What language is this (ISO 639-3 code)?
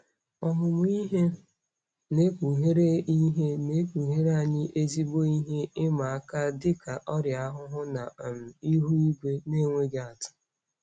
ibo